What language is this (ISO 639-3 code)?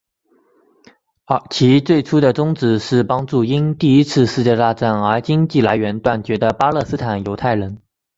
zho